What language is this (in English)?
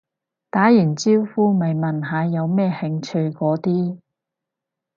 Cantonese